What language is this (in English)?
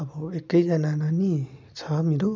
Nepali